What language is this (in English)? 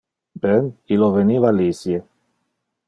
Interlingua